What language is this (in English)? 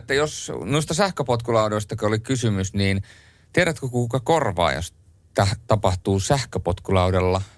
Finnish